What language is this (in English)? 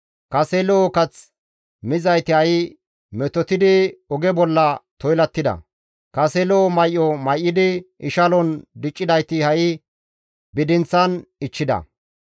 Gamo